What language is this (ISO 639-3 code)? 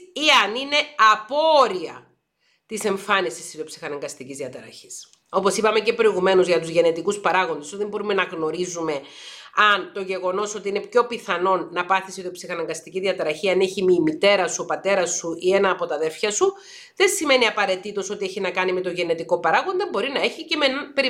ell